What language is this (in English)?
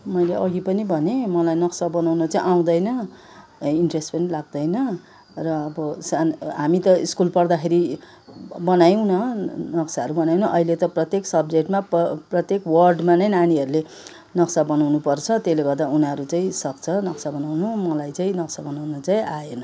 Nepali